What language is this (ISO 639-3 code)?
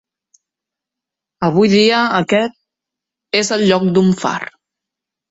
cat